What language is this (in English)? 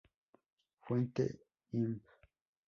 Spanish